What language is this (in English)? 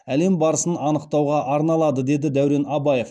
Kazakh